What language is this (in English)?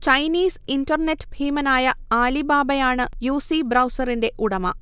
Malayalam